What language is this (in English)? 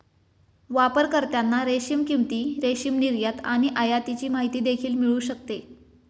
Marathi